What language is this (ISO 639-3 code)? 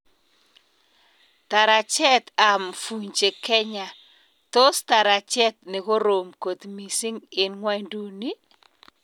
kln